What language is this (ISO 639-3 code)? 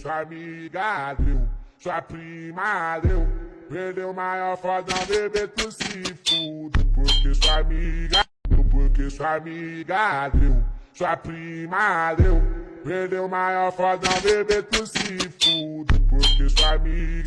por